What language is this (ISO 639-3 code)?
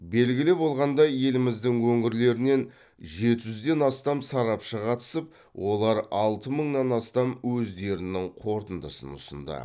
kaz